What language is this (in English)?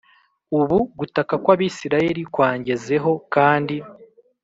Kinyarwanda